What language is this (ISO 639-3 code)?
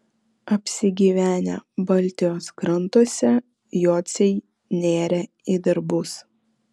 lit